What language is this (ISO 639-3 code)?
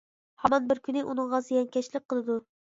uig